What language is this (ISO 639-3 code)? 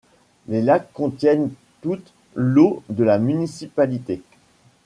fra